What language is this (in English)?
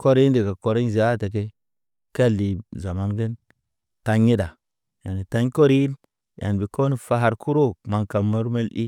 Naba